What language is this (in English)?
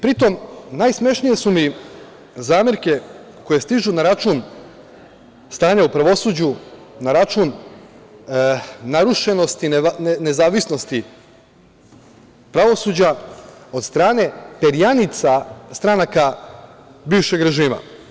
Serbian